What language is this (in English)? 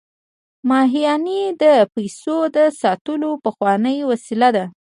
Pashto